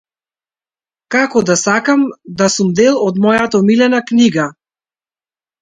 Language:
Macedonian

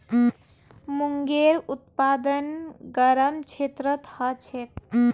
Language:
Magahi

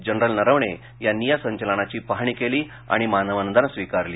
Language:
Marathi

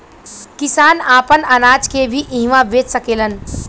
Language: Bhojpuri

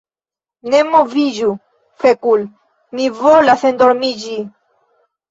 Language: Esperanto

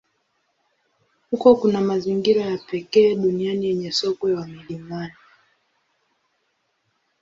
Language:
Swahili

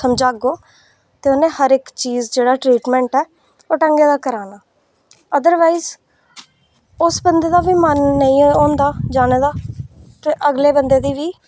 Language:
Dogri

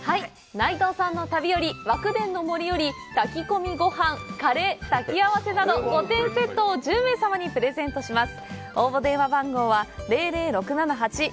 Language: Japanese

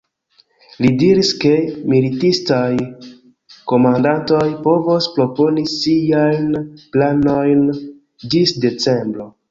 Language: Esperanto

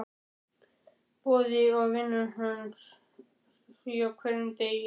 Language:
Icelandic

